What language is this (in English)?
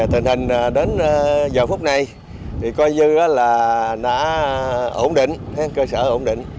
Vietnamese